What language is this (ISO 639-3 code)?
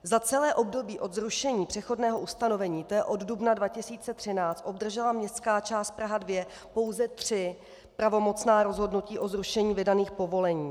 ces